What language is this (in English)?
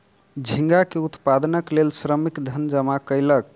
Maithili